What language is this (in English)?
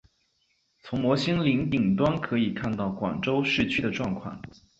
Chinese